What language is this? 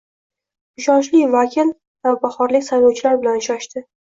Uzbek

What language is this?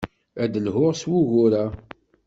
Kabyle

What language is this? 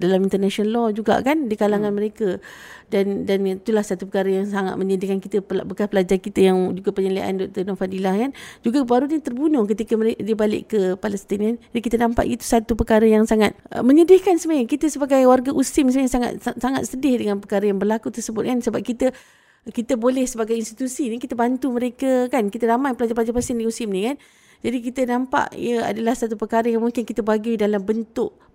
Malay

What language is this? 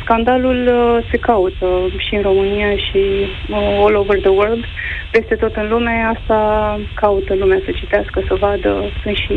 Romanian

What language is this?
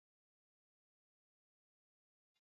Swahili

